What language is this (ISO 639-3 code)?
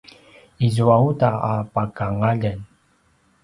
pwn